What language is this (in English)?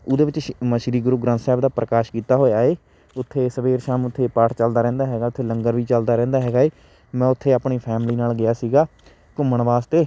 Punjabi